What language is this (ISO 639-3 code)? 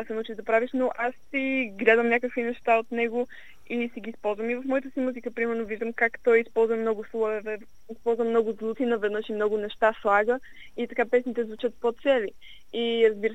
bul